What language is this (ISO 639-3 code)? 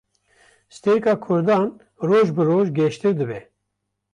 kur